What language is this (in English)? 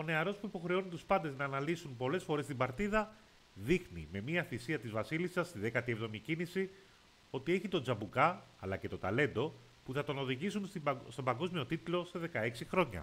Greek